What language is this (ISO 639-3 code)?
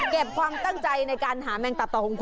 tha